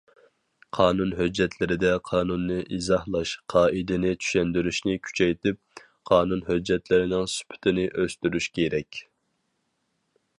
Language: Uyghur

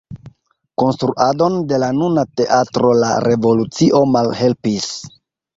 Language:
Esperanto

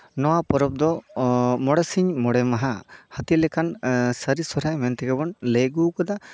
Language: Santali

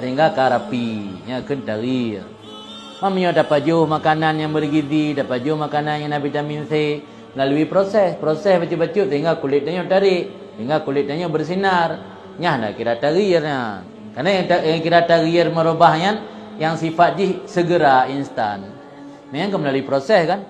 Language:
Malay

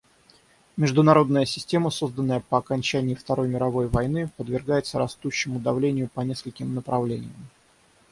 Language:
Russian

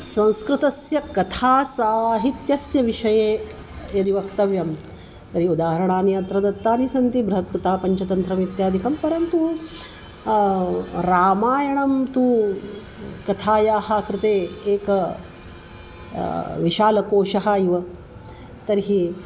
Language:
Sanskrit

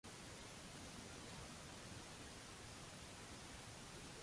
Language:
Maltese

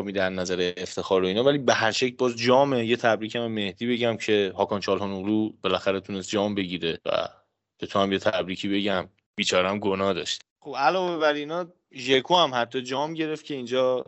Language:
Persian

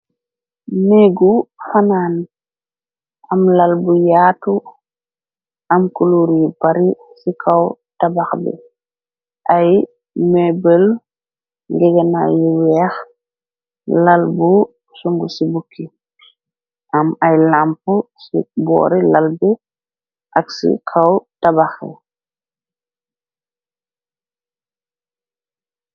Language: Wolof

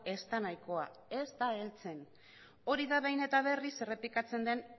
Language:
Basque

